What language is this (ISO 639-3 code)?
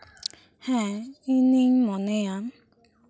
sat